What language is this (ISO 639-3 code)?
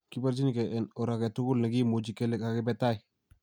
kln